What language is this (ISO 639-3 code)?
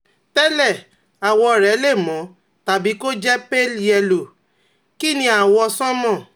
yor